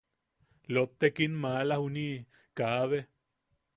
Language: Yaqui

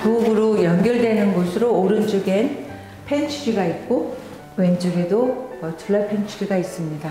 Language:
Korean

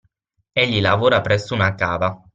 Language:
Italian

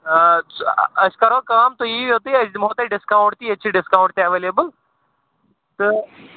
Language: Kashmiri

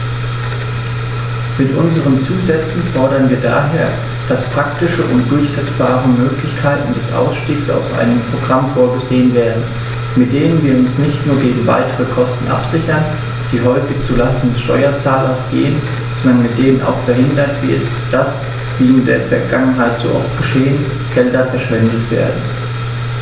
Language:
German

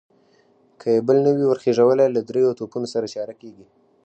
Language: Pashto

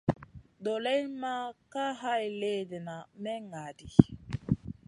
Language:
Masana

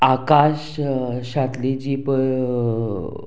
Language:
Konkani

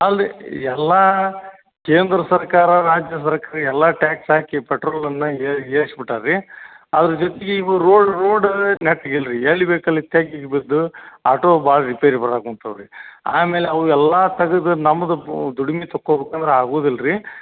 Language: Kannada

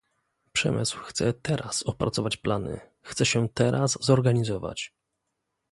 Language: Polish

